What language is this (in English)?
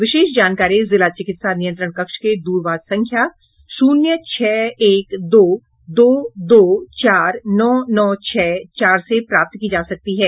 Hindi